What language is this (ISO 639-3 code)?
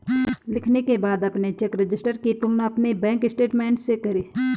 hin